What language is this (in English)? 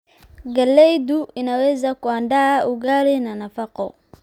Somali